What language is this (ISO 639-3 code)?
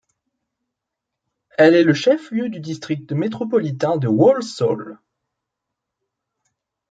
fra